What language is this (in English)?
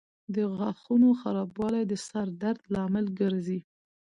Pashto